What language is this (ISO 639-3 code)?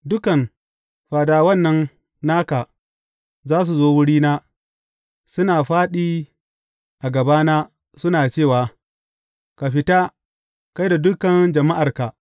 hau